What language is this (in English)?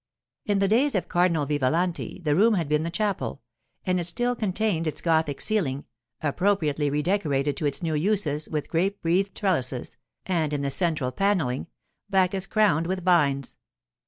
English